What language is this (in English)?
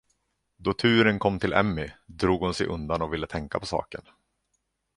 Swedish